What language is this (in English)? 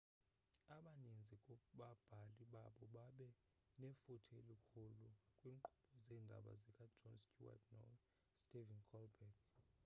Xhosa